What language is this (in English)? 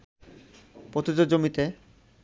Bangla